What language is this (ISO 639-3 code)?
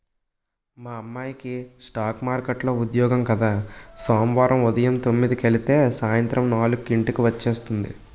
tel